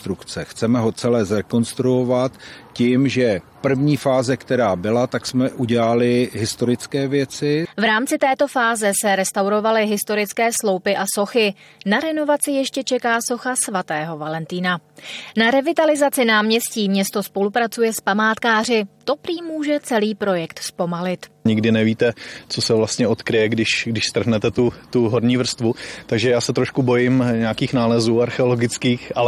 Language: Czech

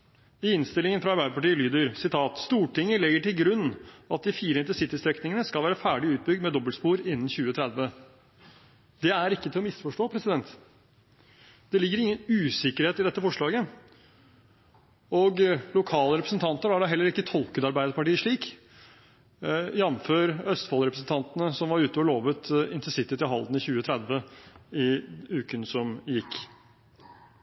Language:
Norwegian Bokmål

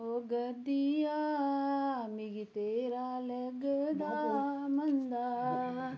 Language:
Dogri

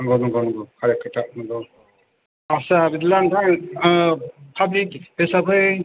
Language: Bodo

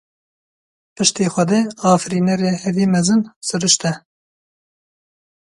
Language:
Kurdish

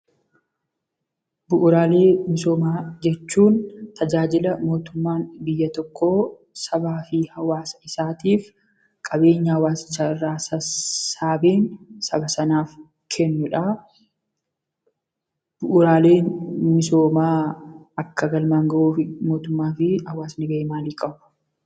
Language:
Oromo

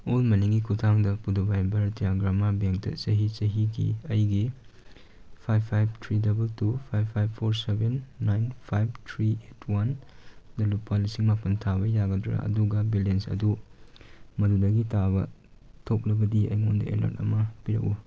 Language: Manipuri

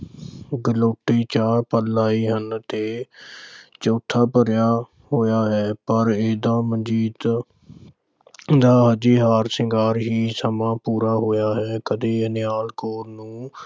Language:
Punjabi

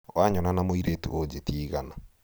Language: Kikuyu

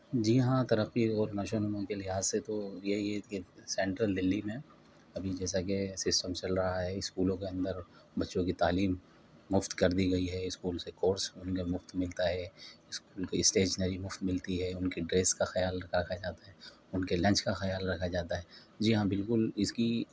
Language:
Urdu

